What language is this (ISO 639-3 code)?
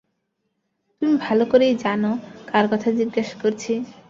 ben